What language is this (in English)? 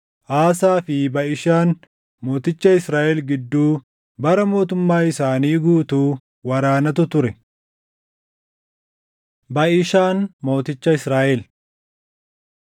Oromo